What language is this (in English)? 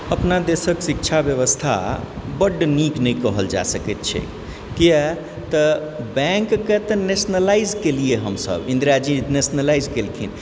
Maithili